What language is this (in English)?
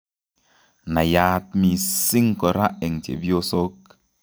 Kalenjin